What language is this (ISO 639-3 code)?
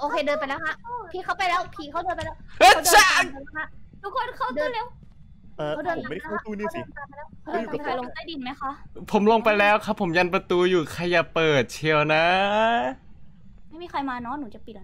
tha